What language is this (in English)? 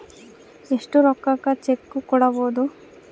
Kannada